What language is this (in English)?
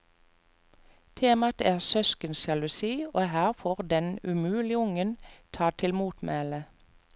Norwegian